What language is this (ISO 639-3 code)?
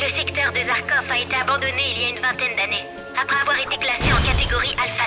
fra